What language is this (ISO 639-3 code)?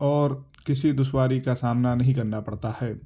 urd